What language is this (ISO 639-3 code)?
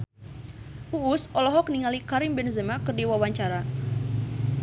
sun